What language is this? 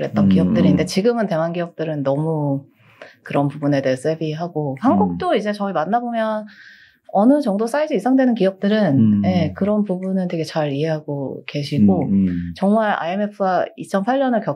Korean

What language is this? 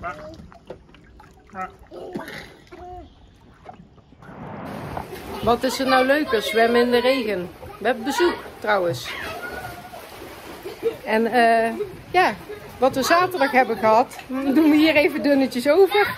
Dutch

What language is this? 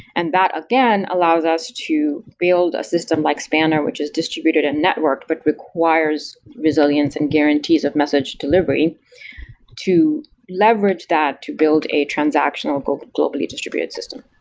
English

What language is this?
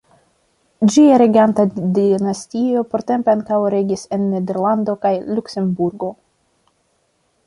Esperanto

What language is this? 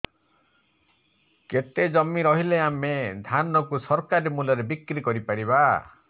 Odia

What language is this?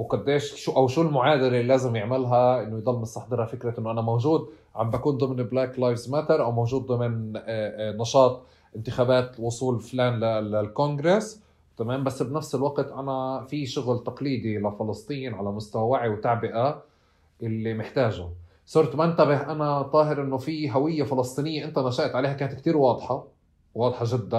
Arabic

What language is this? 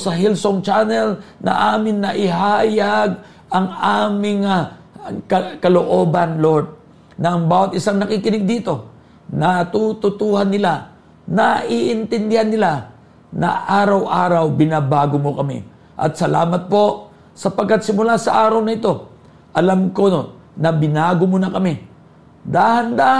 Filipino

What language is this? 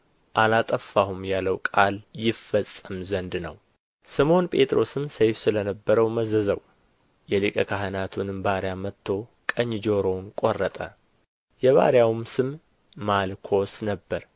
Amharic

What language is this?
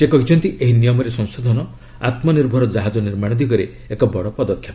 Odia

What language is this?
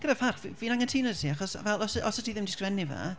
Welsh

